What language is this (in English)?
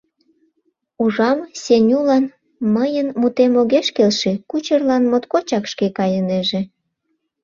Mari